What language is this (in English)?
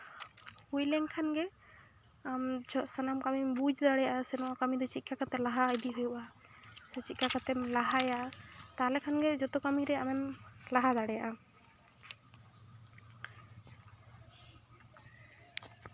Santali